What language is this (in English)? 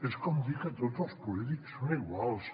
Catalan